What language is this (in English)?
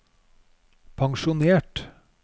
Norwegian